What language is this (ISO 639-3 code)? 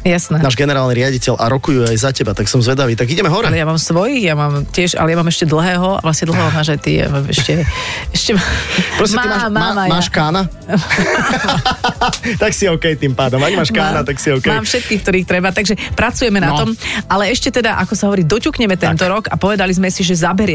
slk